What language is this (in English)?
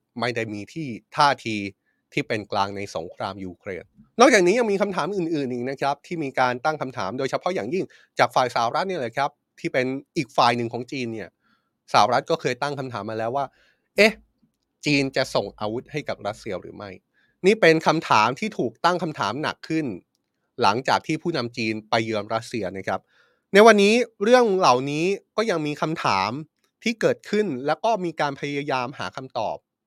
Thai